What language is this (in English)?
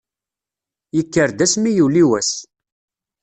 Kabyle